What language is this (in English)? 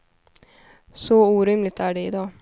Swedish